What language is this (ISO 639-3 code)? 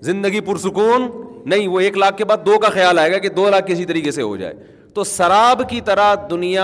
urd